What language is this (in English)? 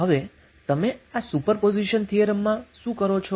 Gujarati